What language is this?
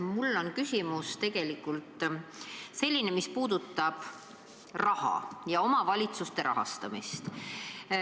Estonian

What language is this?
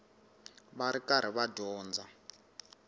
Tsonga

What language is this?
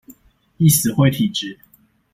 Chinese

